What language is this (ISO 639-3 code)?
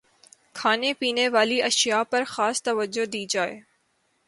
urd